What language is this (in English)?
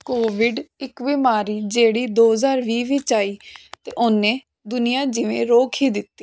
Punjabi